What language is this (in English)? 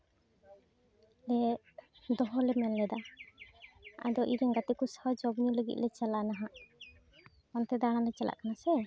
Santali